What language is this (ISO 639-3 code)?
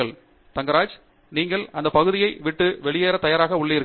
tam